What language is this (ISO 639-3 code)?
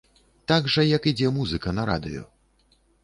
bel